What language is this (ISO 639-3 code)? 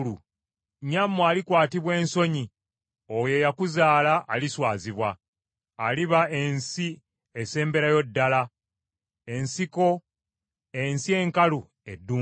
lug